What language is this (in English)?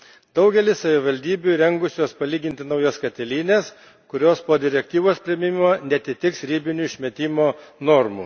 Lithuanian